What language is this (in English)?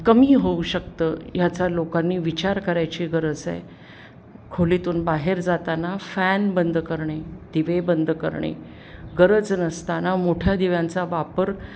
Marathi